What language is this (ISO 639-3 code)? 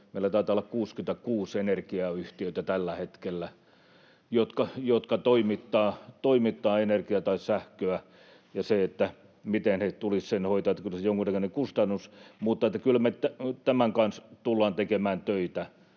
fin